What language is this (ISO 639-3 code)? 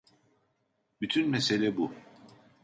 tur